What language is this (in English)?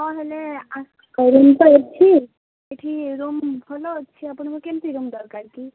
Odia